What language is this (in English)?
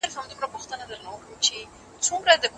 Pashto